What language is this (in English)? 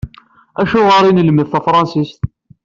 Kabyle